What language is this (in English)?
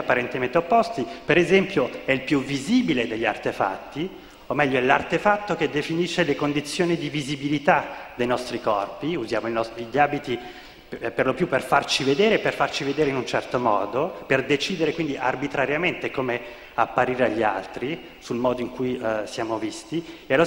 Italian